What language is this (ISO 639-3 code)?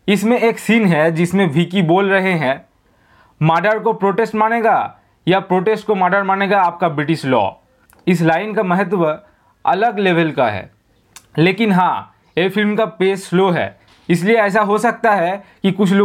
hin